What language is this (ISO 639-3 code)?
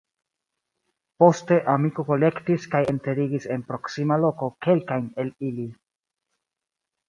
epo